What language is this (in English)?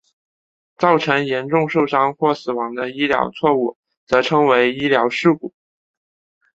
Chinese